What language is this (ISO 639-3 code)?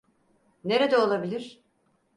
tur